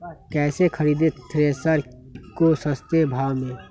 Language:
Magahi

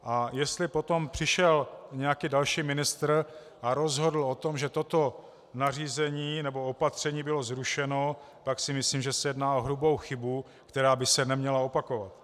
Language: Czech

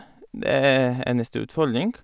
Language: Norwegian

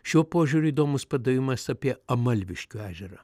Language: Lithuanian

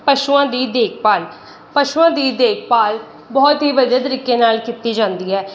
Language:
Punjabi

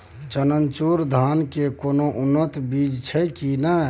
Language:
Maithili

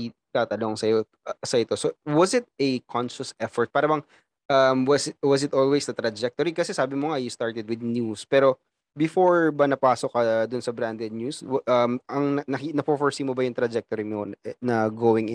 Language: Filipino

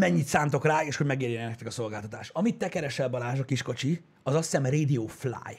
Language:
Hungarian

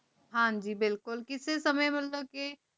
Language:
Punjabi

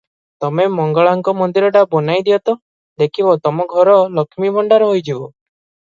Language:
Odia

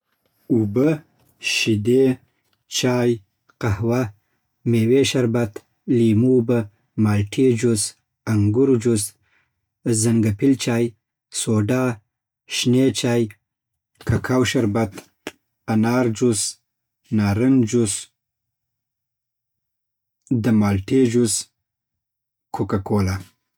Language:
Southern Pashto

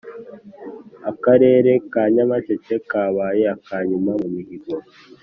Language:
Kinyarwanda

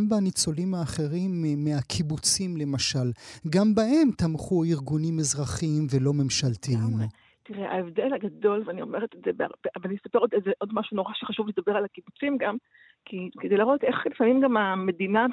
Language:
Hebrew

